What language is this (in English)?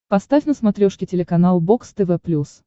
Russian